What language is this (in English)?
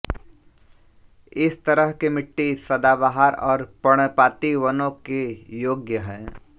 Hindi